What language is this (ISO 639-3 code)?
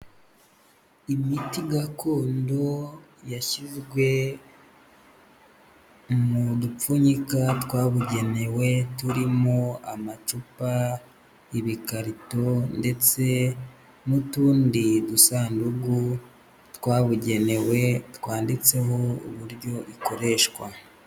kin